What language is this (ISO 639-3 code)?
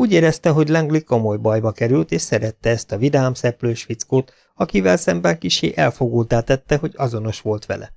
hun